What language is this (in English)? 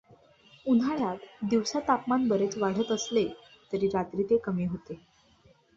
Marathi